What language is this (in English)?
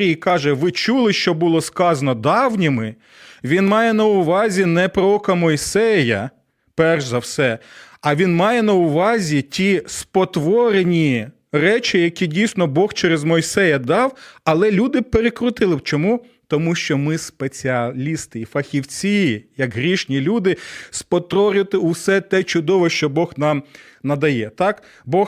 Ukrainian